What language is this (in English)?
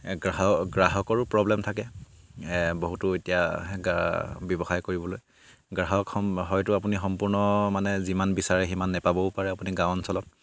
Assamese